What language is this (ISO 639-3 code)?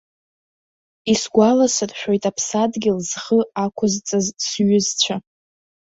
abk